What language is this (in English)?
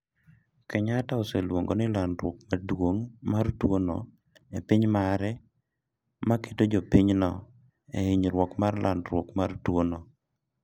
Luo (Kenya and Tanzania)